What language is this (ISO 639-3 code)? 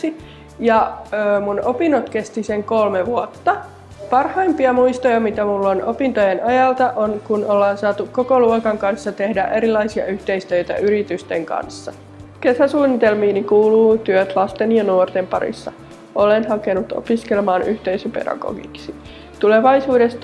fin